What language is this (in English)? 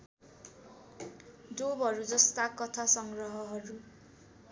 Nepali